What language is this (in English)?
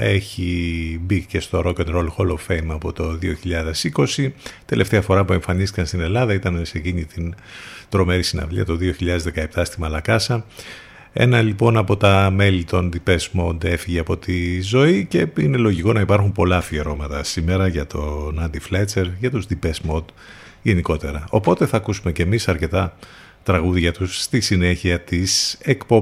Greek